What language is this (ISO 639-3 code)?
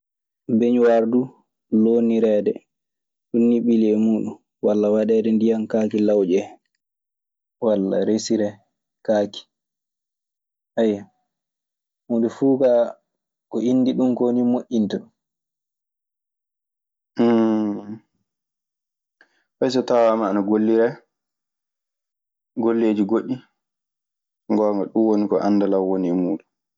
ffm